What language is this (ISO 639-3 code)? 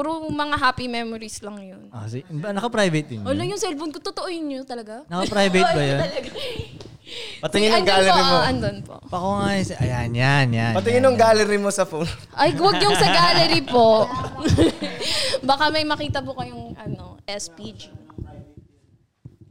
fil